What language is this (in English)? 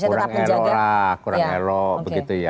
Indonesian